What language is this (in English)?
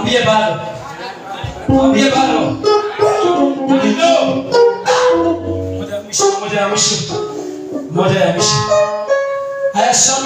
Arabic